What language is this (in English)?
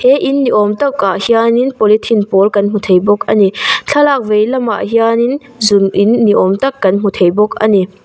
Mizo